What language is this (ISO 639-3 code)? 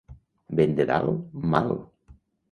cat